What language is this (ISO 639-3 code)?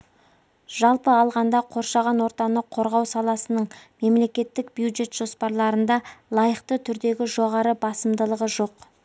kaz